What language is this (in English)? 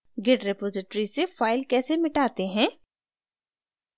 Hindi